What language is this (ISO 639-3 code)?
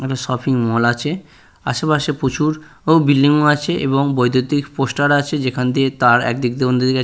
ben